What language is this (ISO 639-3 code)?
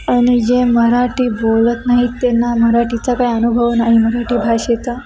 mar